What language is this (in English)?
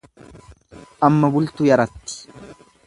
Oromo